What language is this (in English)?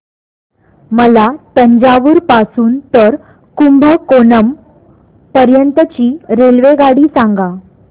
Marathi